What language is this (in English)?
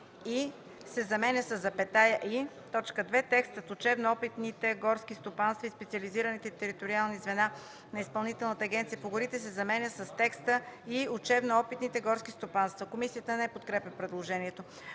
Bulgarian